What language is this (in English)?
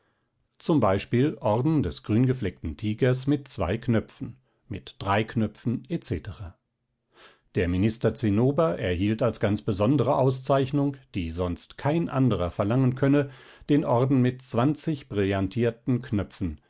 German